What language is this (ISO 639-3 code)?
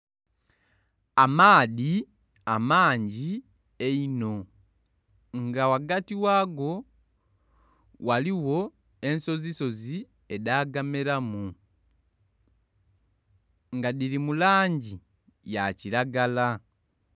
xog